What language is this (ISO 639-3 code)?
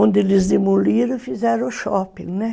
por